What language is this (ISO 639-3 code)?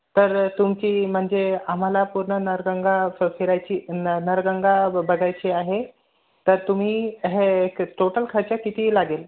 mar